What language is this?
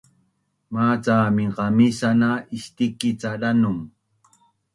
Bunun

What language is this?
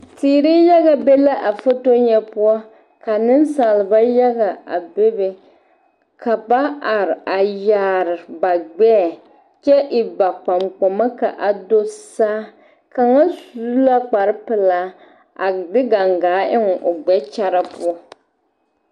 Southern Dagaare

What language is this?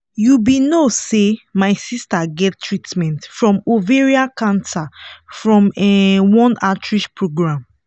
Nigerian Pidgin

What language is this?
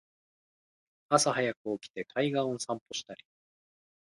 Japanese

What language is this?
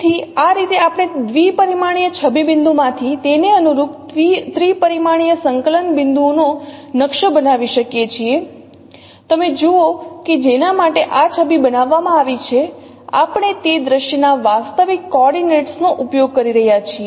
Gujarati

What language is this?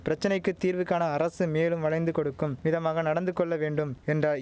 Tamil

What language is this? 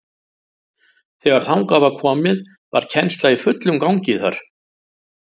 Icelandic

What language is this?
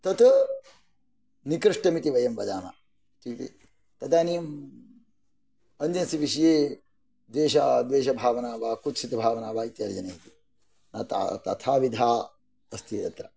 Sanskrit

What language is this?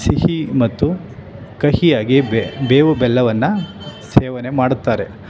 Kannada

